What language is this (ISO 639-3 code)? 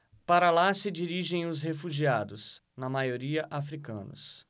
por